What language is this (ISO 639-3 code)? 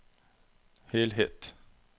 nor